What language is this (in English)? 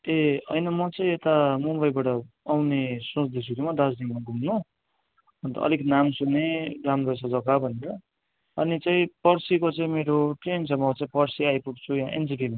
Nepali